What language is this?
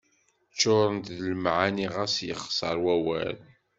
Kabyle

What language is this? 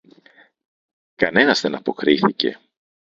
Greek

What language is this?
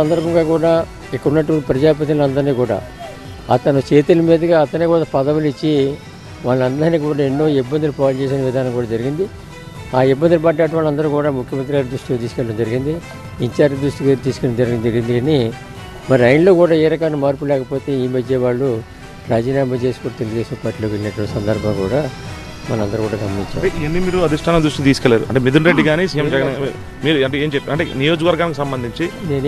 Telugu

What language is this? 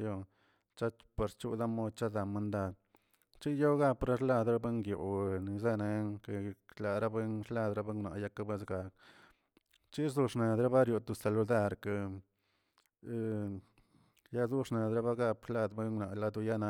Tilquiapan Zapotec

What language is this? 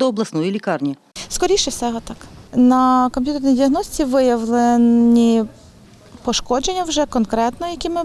Ukrainian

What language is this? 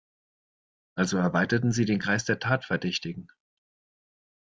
German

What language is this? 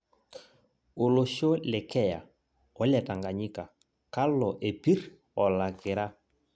Masai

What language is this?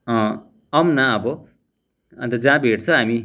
Nepali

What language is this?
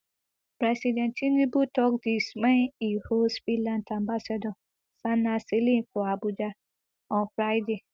Nigerian Pidgin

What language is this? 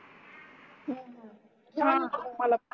Marathi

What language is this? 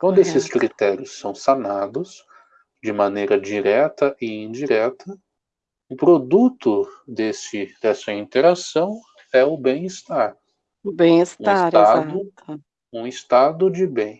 Portuguese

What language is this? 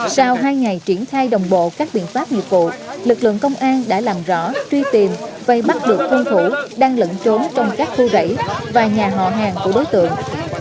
Vietnamese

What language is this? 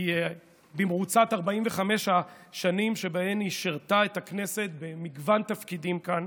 Hebrew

